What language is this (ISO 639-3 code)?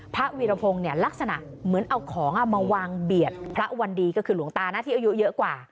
tha